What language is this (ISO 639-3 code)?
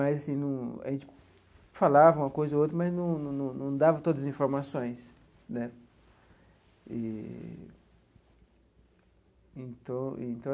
por